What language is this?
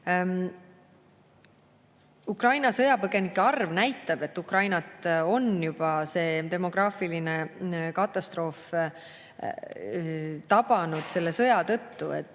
Estonian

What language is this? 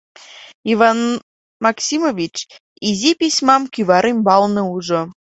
Mari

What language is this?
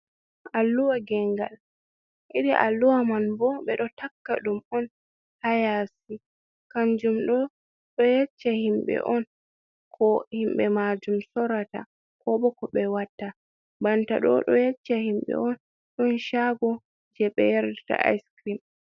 Fula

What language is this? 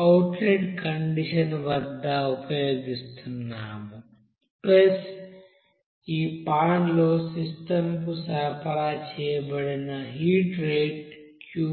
Telugu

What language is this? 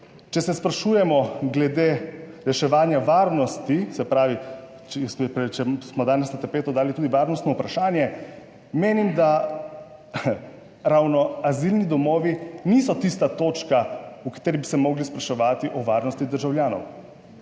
Slovenian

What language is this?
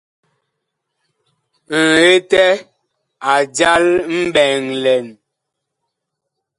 Bakoko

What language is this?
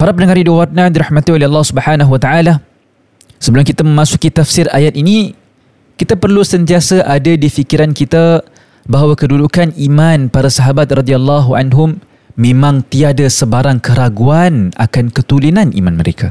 Malay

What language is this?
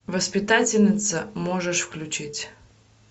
Russian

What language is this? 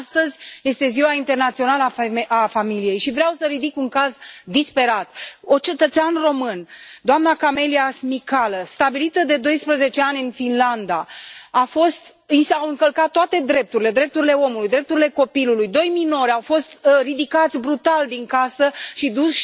Romanian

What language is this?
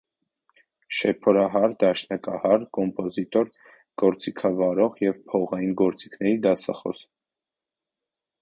Armenian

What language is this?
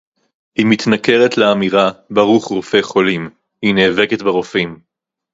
Hebrew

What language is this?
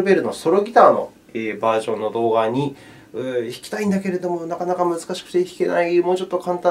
Japanese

